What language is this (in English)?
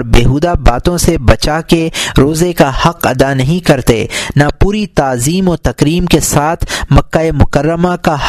Urdu